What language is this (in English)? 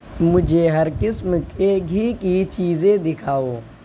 Urdu